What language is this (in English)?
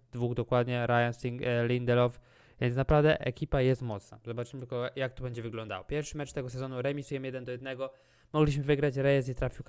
Polish